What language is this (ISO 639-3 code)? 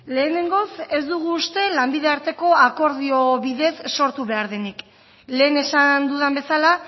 eus